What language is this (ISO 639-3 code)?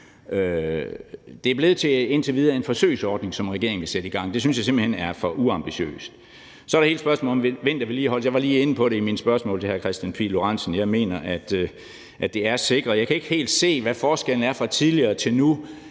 dan